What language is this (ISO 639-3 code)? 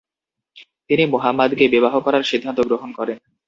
ben